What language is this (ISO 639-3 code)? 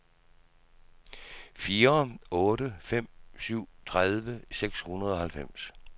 dan